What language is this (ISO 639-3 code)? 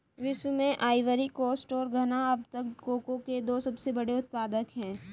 hin